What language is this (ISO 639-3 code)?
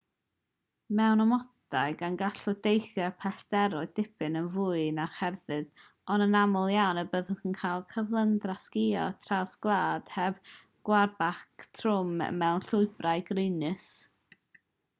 cym